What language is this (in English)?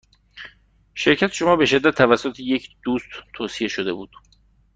Persian